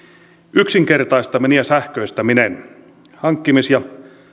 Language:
Finnish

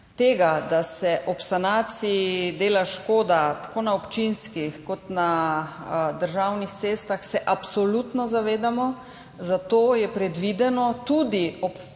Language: Slovenian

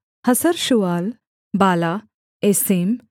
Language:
Hindi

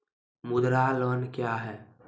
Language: Maithili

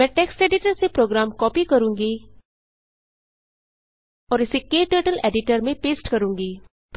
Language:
Hindi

